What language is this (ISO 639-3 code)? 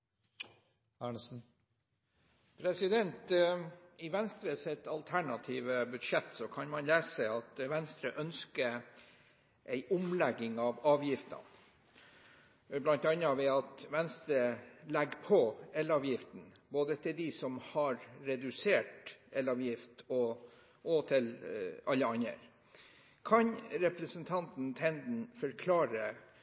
nob